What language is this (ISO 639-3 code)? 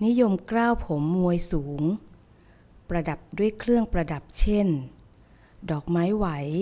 tha